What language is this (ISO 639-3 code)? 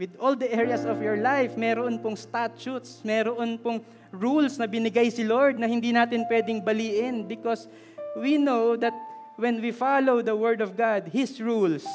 fil